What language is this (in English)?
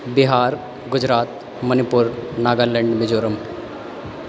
Maithili